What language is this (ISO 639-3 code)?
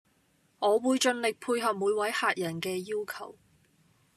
yue